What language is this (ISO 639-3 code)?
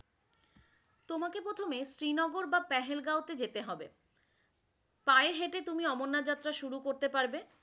ben